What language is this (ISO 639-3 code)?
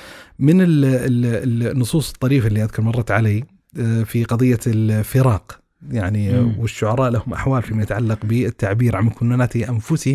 ara